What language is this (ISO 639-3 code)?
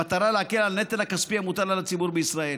heb